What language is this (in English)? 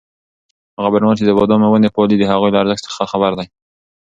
Pashto